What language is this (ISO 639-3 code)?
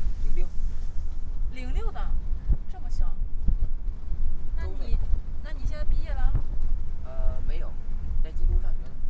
zho